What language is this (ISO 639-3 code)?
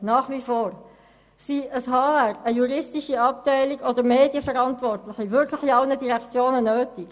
gsw